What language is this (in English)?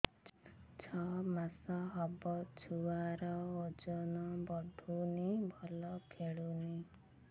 Odia